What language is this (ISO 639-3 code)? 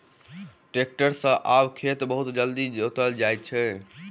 mai